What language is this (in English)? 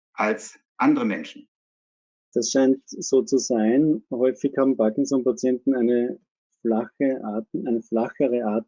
German